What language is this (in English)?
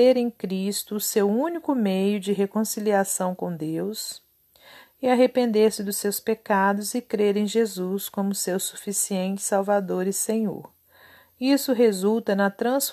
Portuguese